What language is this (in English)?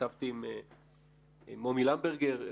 Hebrew